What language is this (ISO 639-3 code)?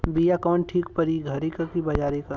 bho